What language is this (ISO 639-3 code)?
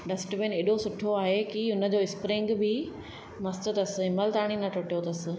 snd